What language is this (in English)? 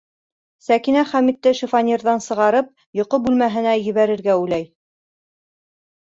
Bashkir